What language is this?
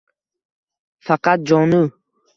Uzbek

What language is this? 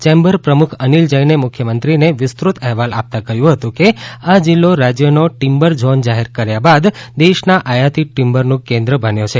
Gujarati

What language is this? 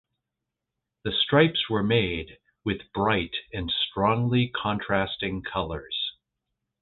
English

